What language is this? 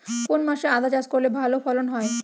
Bangla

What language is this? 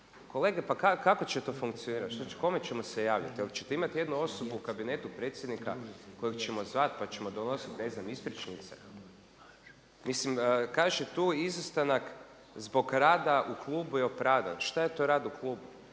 Croatian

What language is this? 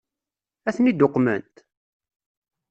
Kabyle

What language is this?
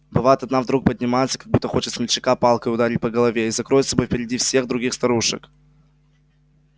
Russian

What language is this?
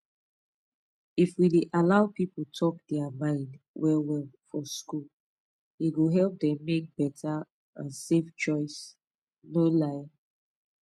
Nigerian Pidgin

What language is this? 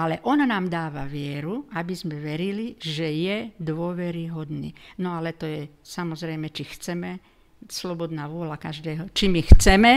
Slovak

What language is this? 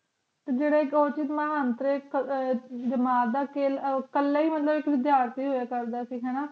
Punjabi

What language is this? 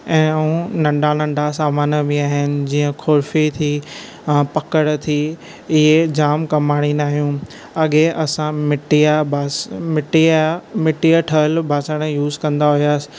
Sindhi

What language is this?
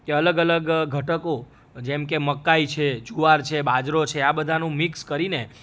Gujarati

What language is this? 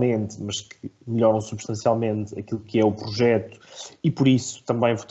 Portuguese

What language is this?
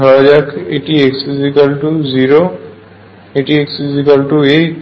Bangla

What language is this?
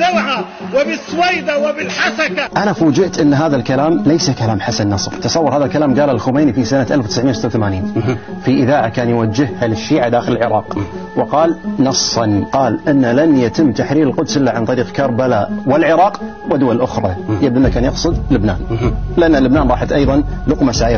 Arabic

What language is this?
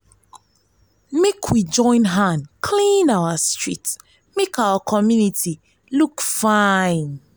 Nigerian Pidgin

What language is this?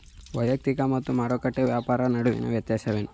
Kannada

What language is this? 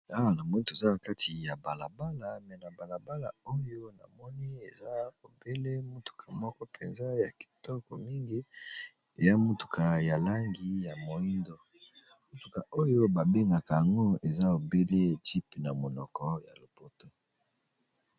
Lingala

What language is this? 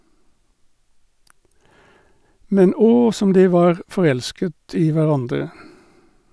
Norwegian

